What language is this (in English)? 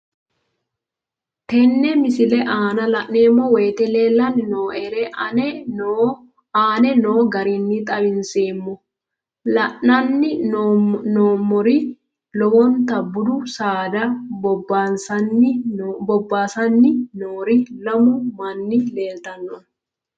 Sidamo